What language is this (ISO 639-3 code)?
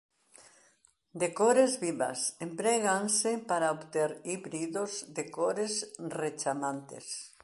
glg